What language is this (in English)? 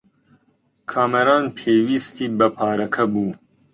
Central Kurdish